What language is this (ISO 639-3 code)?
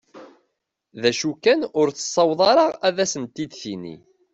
kab